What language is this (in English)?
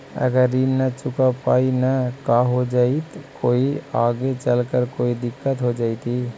Magahi